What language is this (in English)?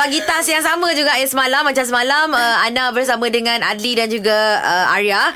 Malay